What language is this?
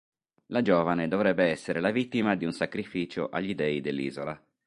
Italian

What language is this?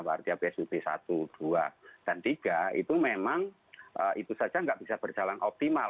Indonesian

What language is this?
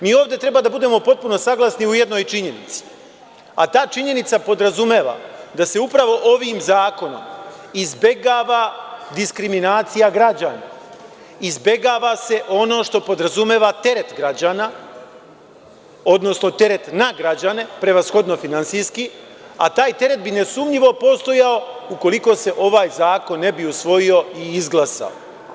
Serbian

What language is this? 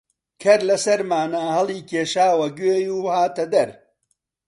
Central Kurdish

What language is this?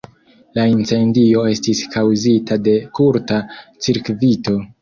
Esperanto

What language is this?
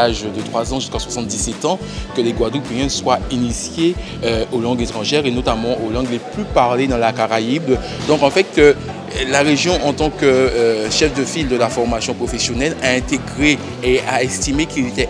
French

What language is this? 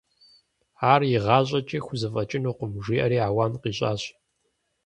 Kabardian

